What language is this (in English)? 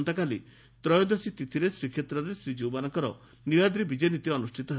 Odia